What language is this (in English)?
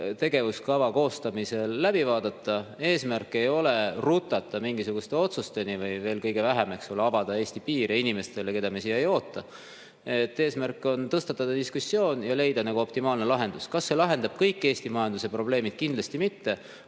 Estonian